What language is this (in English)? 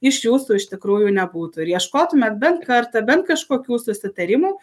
Lithuanian